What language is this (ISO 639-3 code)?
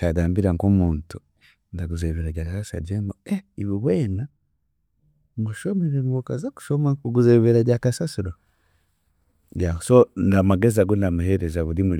cgg